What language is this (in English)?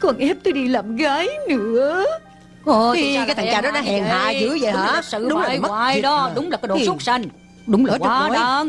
Vietnamese